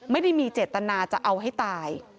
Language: Thai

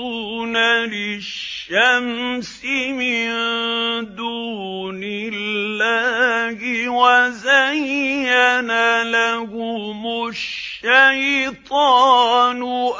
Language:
Arabic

